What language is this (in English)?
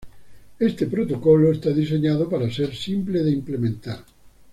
Spanish